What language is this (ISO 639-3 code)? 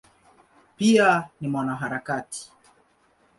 swa